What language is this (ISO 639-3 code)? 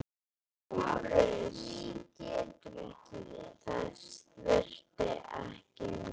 isl